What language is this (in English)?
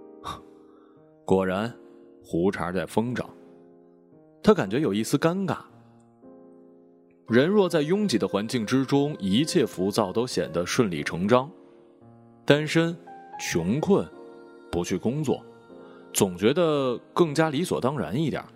Chinese